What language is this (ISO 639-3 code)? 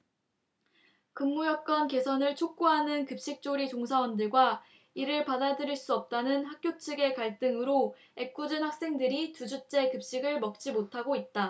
kor